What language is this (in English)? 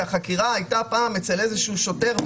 Hebrew